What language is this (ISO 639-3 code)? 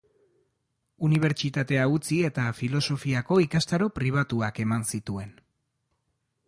eus